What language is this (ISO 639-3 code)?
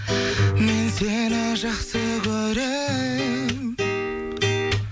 kaz